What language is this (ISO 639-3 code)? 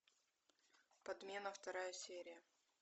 rus